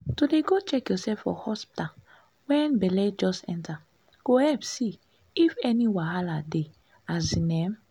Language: Nigerian Pidgin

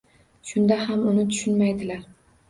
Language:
Uzbek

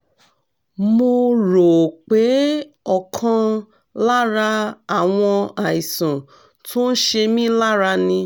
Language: Yoruba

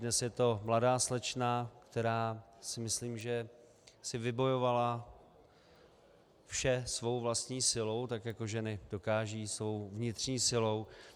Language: Czech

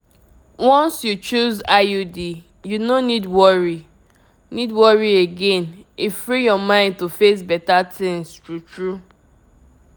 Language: Nigerian Pidgin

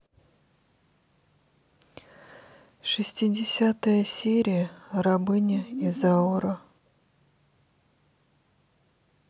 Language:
Russian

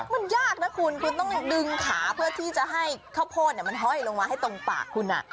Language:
Thai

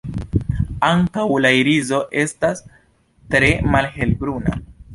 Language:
Esperanto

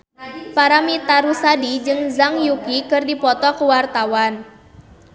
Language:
Sundanese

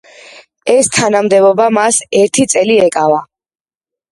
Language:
Georgian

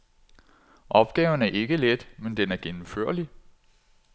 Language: Danish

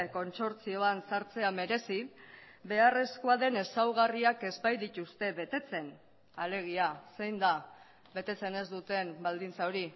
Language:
Basque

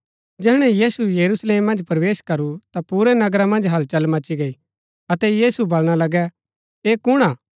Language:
Gaddi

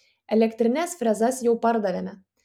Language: Lithuanian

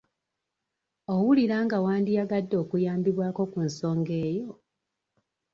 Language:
Ganda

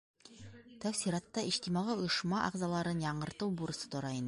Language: Bashkir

